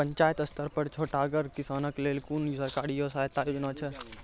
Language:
Maithili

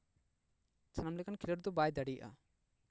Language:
Santali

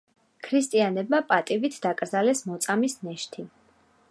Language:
Georgian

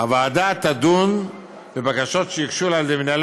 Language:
Hebrew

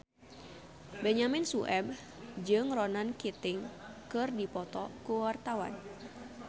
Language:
Sundanese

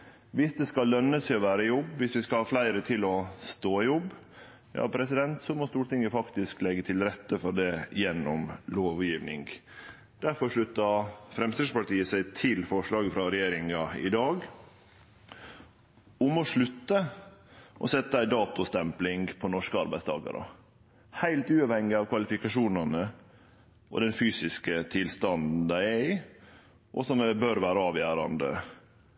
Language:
Norwegian Nynorsk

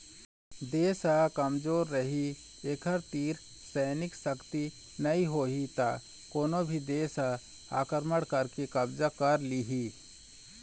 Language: Chhattisgarhi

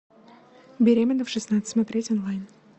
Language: Russian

